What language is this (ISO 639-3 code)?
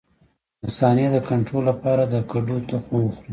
pus